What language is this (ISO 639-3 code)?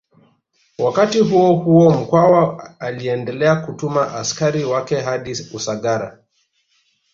swa